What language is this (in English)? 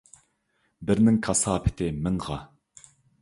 Uyghur